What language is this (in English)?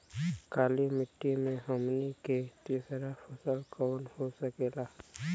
Bhojpuri